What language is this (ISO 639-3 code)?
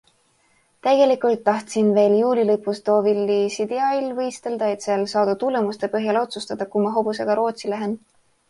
est